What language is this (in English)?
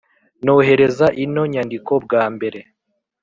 Kinyarwanda